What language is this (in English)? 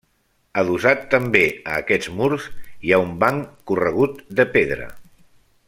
Catalan